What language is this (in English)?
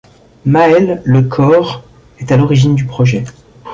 French